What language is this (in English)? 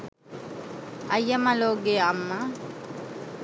Sinhala